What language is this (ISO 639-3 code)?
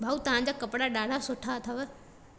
snd